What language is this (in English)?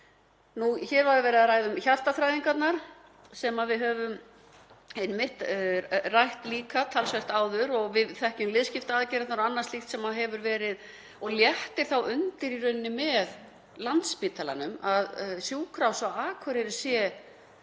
Icelandic